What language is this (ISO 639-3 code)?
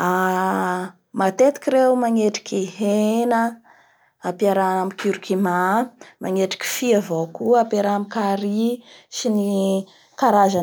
bhr